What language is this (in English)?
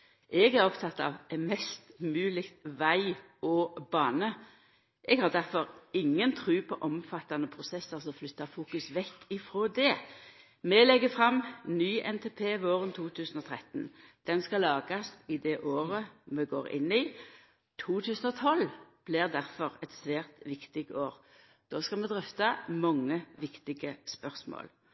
Norwegian Nynorsk